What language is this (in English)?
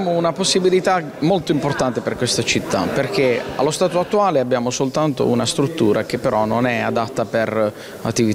Italian